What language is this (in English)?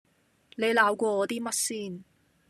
Cantonese